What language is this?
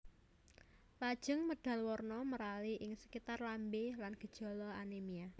Javanese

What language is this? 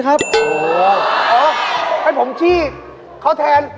Thai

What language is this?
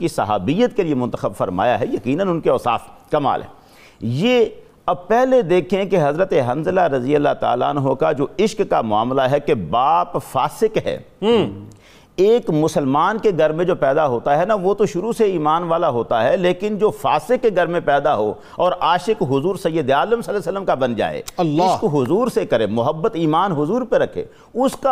Urdu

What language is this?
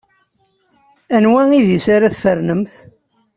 Kabyle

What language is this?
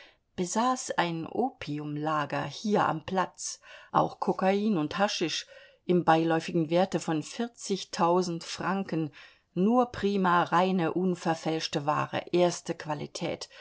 German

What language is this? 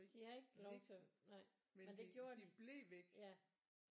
Danish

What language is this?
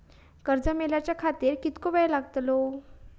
Marathi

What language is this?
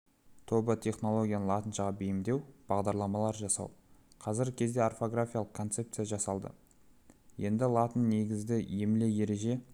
Kazakh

